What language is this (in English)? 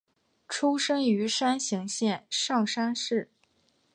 Chinese